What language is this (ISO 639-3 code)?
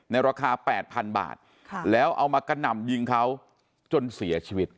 tha